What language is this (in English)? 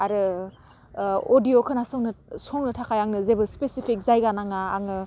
Bodo